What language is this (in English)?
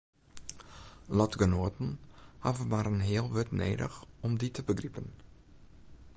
Western Frisian